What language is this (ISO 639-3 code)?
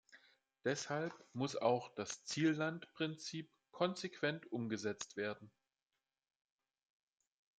deu